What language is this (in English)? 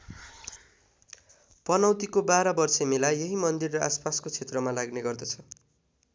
Nepali